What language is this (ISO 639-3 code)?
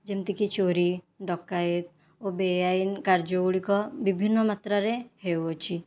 ori